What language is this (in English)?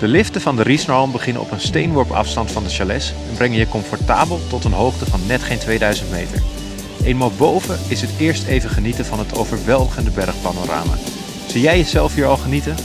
Dutch